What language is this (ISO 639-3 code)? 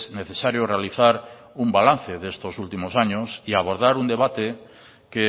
spa